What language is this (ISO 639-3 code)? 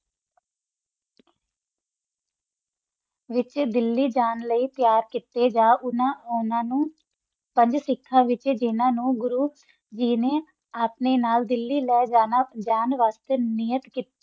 pan